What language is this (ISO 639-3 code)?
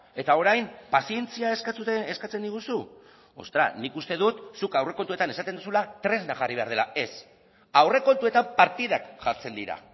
eus